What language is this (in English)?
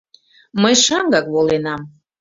Mari